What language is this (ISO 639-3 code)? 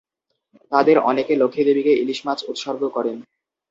ben